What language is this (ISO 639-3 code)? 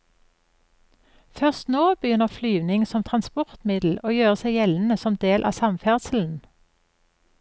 nor